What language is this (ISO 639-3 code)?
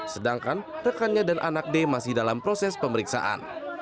ind